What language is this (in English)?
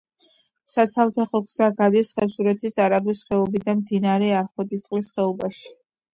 Georgian